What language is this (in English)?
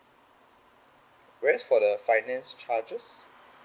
English